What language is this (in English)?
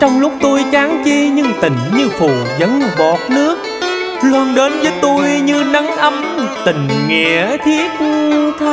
Vietnamese